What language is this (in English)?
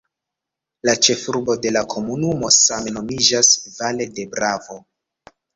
Esperanto